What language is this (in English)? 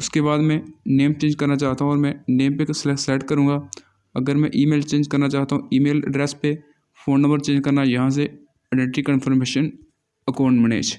Hindi